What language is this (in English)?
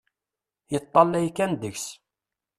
Kabyle